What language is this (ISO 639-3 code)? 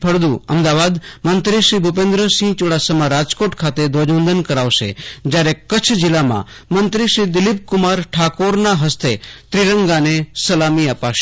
guj